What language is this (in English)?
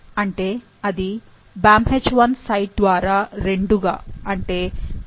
Telugu